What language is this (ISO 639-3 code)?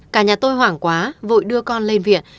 vie